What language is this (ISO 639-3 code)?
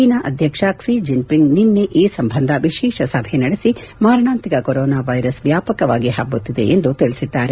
kan